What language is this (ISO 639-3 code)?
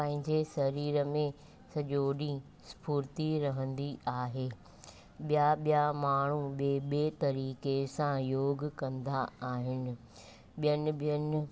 snd